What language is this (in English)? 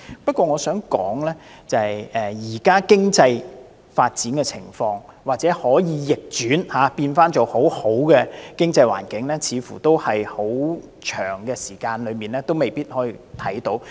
Cantonese